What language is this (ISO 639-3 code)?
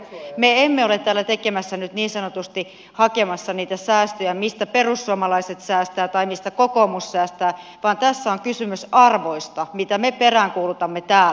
fin